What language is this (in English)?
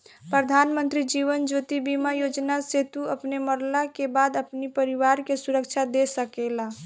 Bhojpuri